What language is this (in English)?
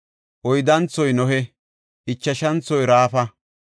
Gofa